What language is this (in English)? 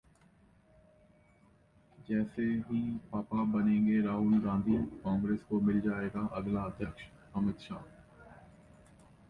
Hindi